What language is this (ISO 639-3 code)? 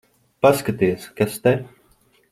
lav